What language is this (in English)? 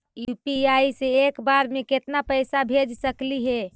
Magahi